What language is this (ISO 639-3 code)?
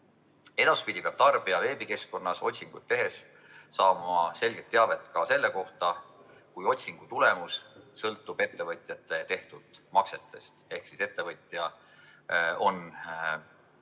est